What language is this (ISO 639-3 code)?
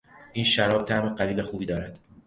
fas